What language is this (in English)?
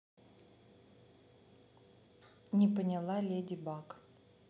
Russian